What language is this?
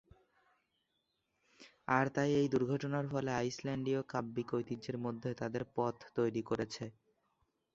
Bangla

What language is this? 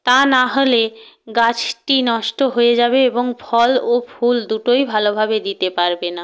Bangla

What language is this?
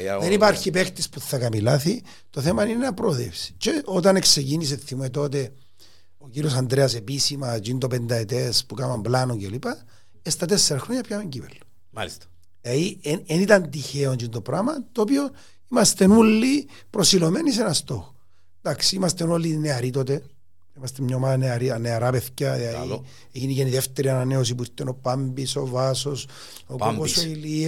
Greek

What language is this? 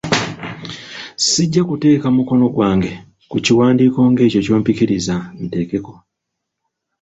Ganda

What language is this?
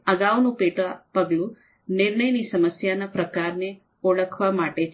Gujarati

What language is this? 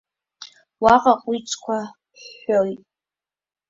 Abkhazian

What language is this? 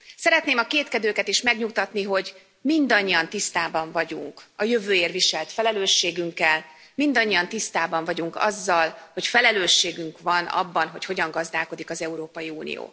Hungarian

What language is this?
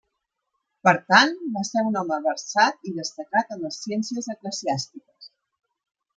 Catalan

